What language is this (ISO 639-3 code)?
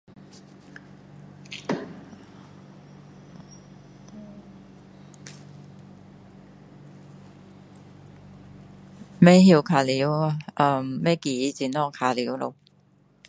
cdo